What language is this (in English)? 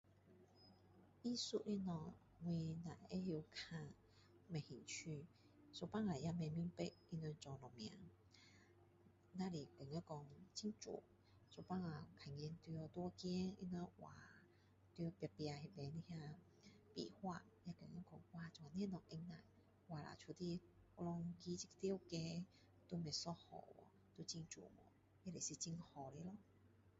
Min Dong Chinese